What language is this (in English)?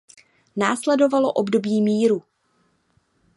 Czech